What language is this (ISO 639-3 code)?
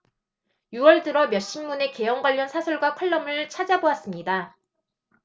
kor